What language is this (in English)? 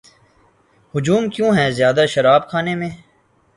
Urdu